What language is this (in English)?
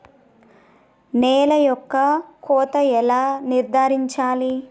Telugu